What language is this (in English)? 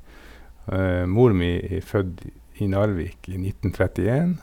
Norwegian